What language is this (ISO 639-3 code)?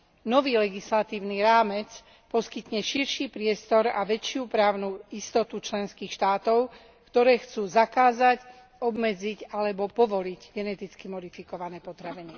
slk